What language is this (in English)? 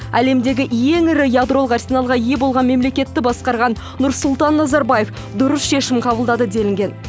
Kazakh